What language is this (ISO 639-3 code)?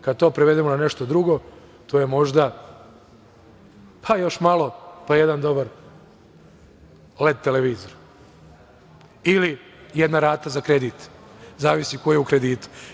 srp